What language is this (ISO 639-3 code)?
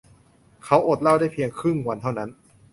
tha